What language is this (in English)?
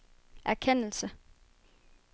Danish